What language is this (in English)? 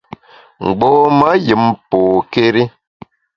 Bamun